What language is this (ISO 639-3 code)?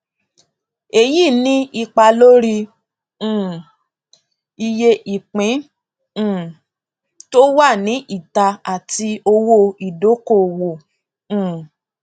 yor